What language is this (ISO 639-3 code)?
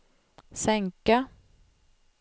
swe